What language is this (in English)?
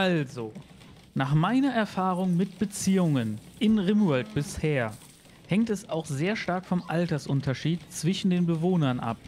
German